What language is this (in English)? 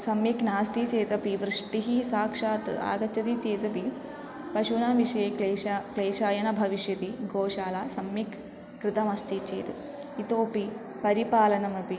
Sanskrit